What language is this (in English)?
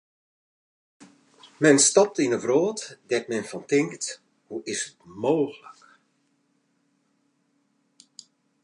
Western Frisian